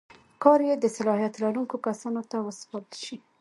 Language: Pashto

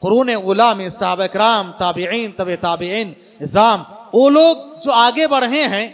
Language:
Arabic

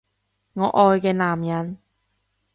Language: Cantonese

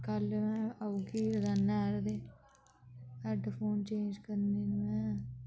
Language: Dogri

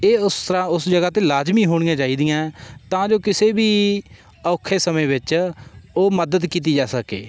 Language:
Punjabi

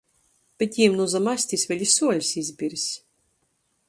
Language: Latgalian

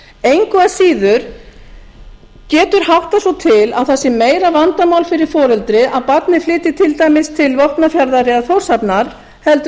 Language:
Icelandic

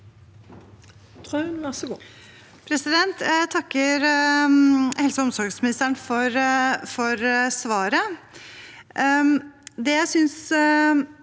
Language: Norwegian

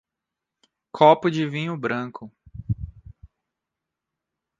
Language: Portuguese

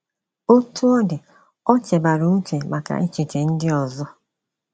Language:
Igbo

